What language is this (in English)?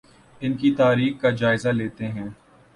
Urdu